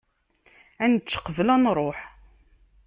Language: Kabyle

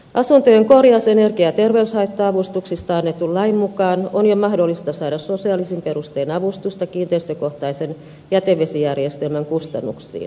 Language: Finnish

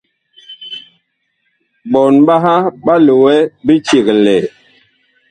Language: Bakoko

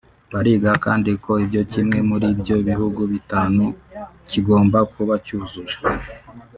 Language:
Kinyarwanda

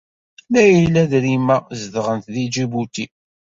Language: Kabyle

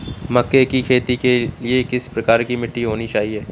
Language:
Hindi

